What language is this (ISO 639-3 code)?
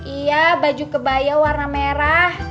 ind